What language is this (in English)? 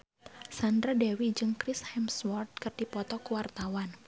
Sundanese